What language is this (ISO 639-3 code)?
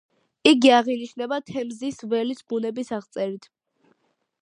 kat